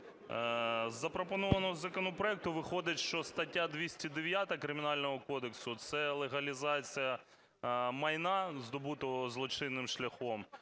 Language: Ukrainian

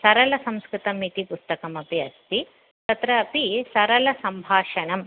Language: Sanskrit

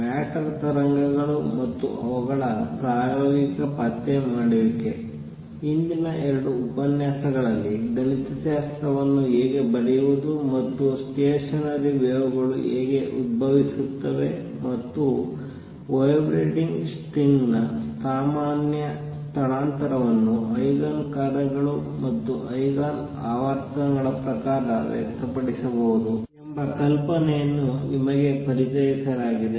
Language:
Kannada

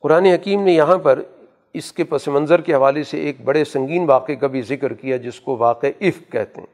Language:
Urdu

